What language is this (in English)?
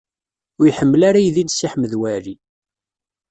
Kabyle